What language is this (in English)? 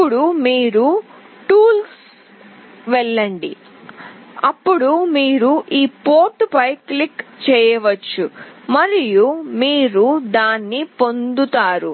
Telugu